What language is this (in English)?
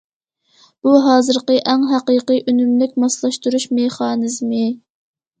Uyghur